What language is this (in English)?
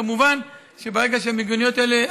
Hebrew